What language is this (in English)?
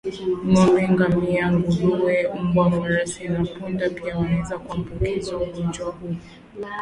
Swahili